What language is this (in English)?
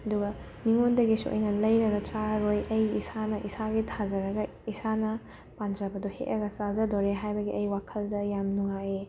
Manipuri